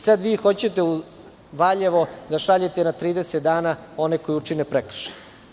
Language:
Serbian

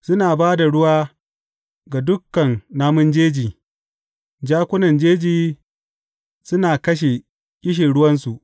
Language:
Hausa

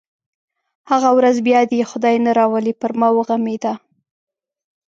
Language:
Pashto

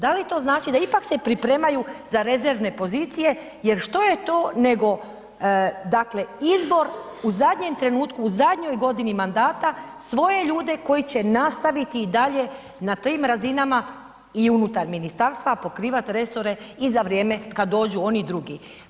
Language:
Croatian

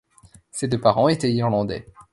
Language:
French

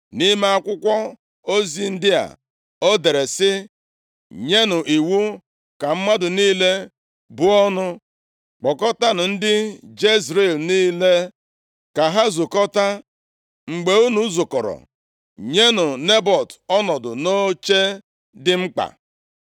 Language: Igbo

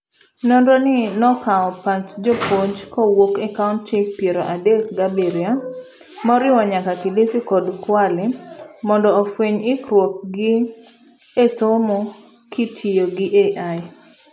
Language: Luo (Kenya and Tanzania)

